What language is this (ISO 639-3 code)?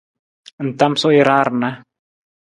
nmz